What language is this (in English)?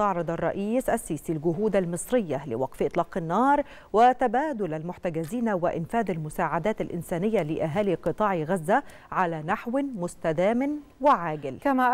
Arabic